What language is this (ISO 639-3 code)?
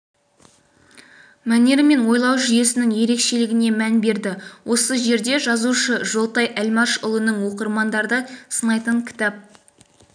kaz